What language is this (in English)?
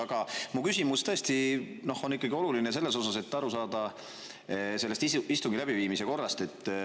Estonian